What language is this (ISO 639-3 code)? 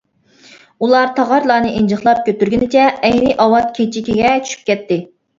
uig